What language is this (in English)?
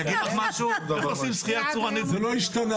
Hebrew